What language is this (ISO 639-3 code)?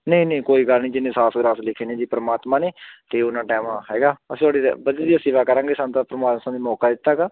pan